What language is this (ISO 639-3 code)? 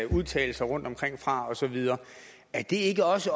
dan